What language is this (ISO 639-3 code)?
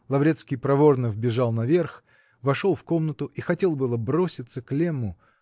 rus